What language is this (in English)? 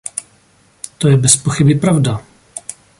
Czech